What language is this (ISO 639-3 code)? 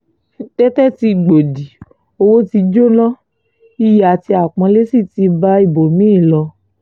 yor